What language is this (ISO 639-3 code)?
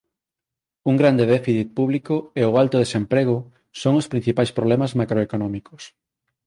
glg